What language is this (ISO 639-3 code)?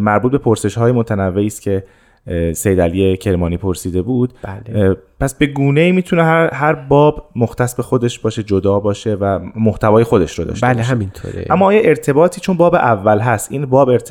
fas